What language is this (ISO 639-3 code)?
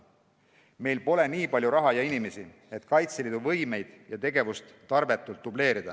est